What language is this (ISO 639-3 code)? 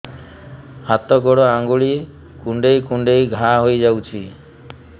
ori